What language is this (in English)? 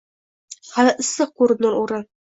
Uzbek